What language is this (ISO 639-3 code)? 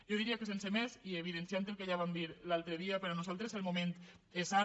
cat